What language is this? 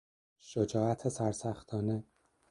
Persian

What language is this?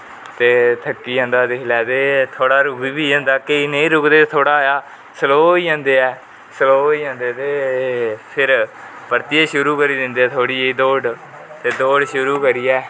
Dogri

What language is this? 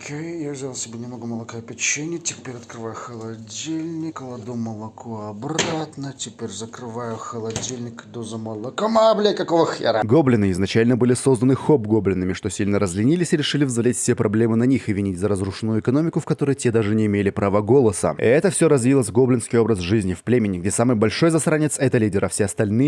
Russian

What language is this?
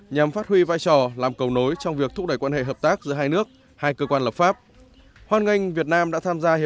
Vietnamese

